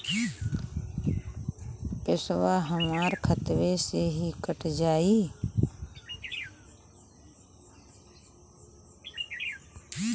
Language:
Bhojpuri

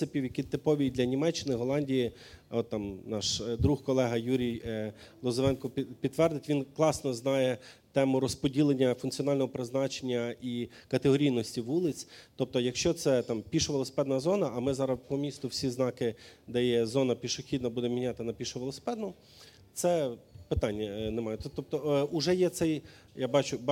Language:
Ukrainian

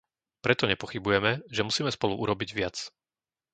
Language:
Slovak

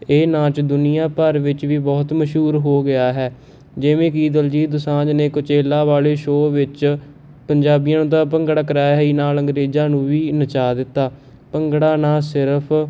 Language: Punjabi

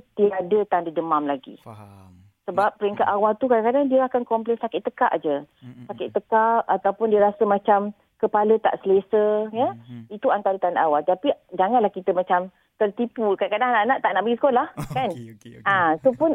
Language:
Malay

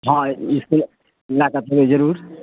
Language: Maithili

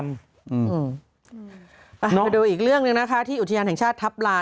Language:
Thai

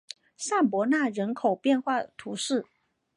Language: Chinese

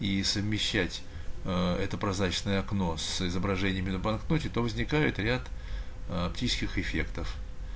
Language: Russian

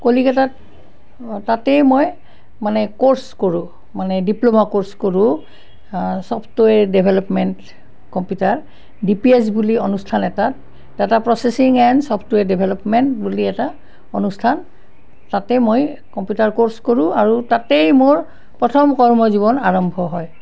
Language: Assamese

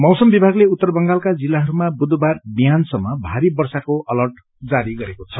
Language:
Nepali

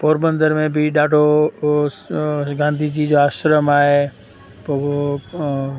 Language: Sindhi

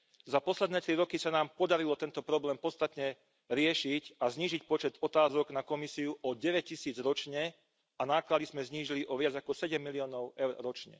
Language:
Slovak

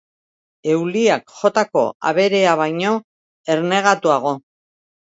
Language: Basque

